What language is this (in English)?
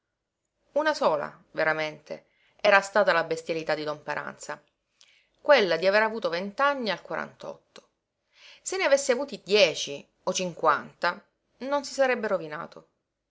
Italian